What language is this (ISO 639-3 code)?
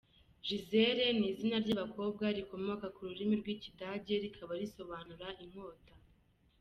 kin